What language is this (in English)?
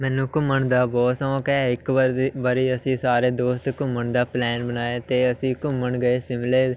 Punjabi